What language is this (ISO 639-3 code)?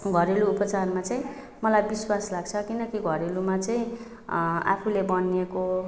nep